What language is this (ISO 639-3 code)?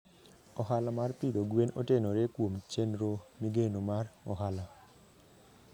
luo